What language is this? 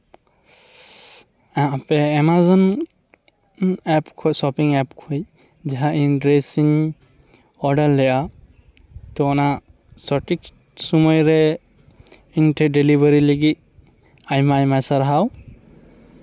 Santali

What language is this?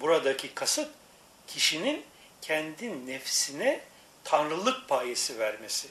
Turkish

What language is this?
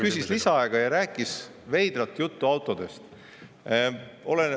Estonian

